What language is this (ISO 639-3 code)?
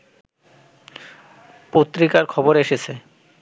ben